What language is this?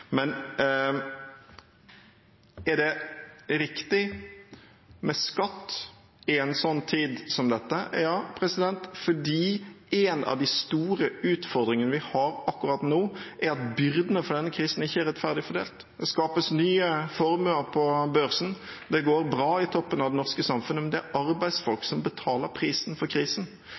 Norwegian Bokmål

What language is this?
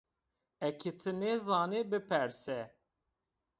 Zaza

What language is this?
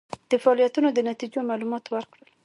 Pashto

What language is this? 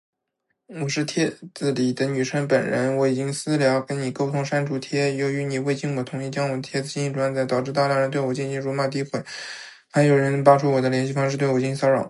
Chinese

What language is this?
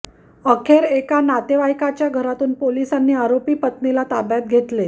Marathi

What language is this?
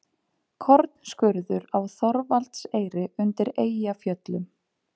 Icelandic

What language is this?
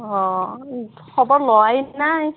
Assamese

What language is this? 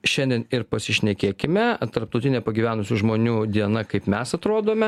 Lithuanian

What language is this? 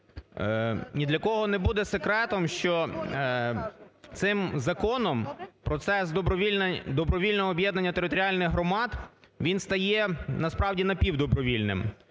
Ukrainian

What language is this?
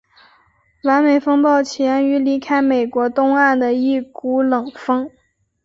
Chinese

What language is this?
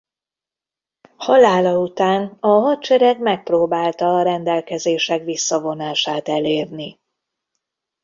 Hungarian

